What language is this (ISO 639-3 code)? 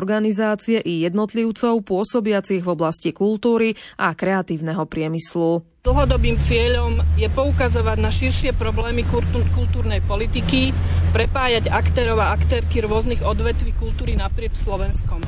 slk